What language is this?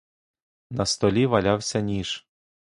Ukrainian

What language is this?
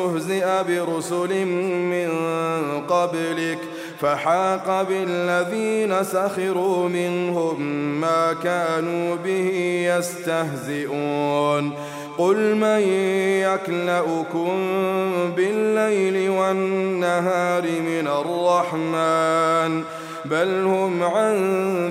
Arabic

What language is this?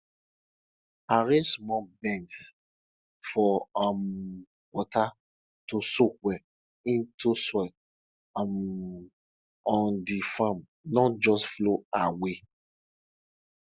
Nigerian Pidgin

